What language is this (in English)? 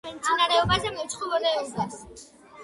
Georgian